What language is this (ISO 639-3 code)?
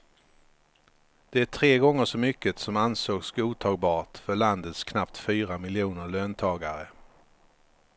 swe